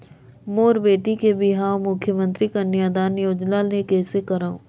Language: Chhattisgarhi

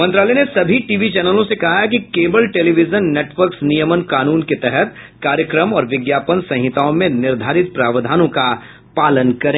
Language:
Hindi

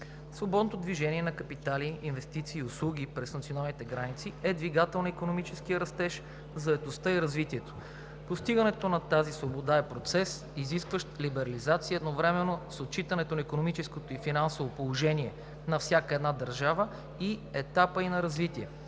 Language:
Bulgarian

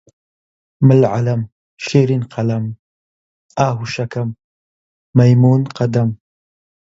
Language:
Central Kurdish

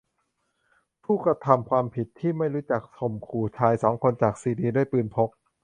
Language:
Thai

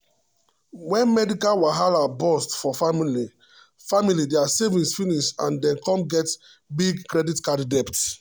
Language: Nigerian Pidgin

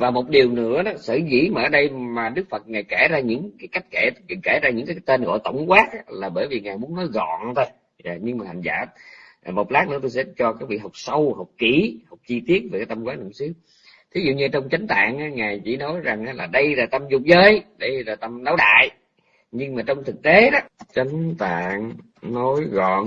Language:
Vietnamese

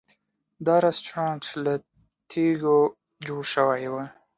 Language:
Pashto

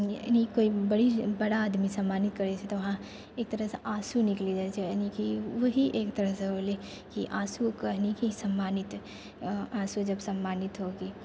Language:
Maithili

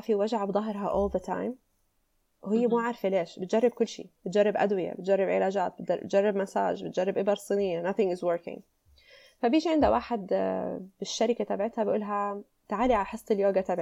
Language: Arabic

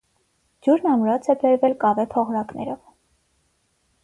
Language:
Armenian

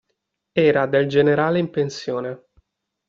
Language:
Italian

